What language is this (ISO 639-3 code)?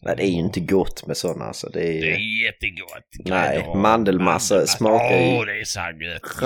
swe